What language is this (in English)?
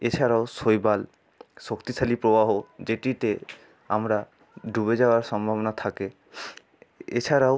Bangla